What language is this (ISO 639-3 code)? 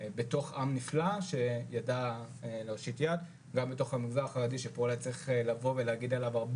heb